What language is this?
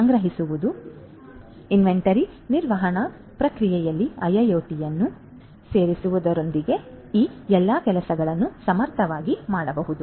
Kannada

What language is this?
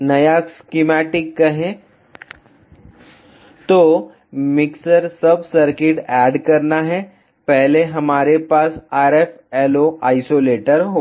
Hindi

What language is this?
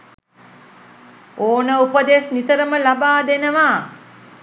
Sinhala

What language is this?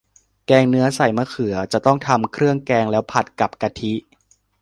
Thai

